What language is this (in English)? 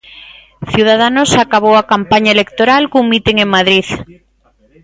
Galician